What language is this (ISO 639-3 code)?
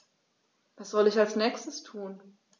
deu